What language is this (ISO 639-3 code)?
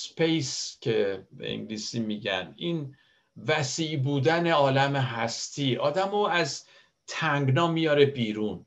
fas